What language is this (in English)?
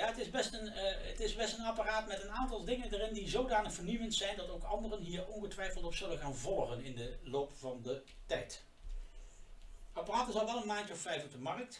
Dutch